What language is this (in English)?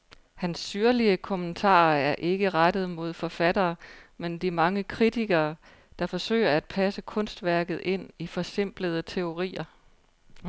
Danish